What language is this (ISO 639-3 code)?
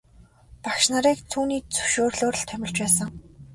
mon